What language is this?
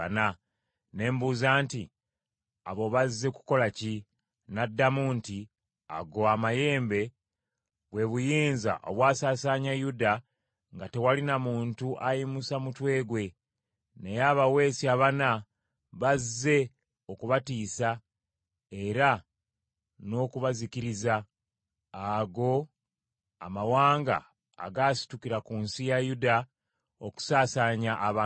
Ganda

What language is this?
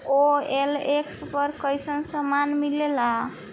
Bhojpuri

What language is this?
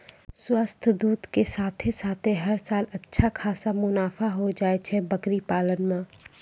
Maithili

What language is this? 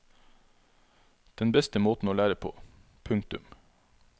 Norwegian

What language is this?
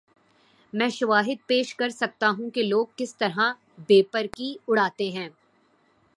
Urdu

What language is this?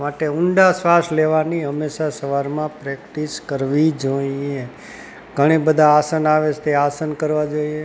Gujarati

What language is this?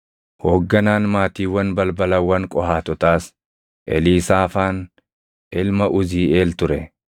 Oromo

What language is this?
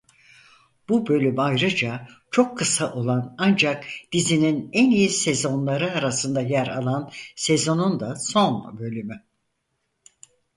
Turkish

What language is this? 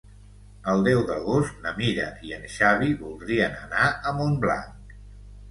Catalan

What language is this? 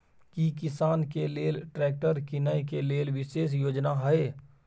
Maithili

